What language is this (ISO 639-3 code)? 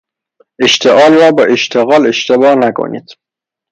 fas